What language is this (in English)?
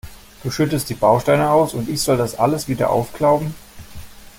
German